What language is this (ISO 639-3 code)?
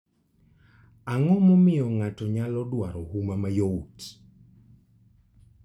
luo